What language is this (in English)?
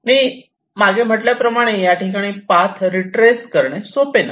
Marathi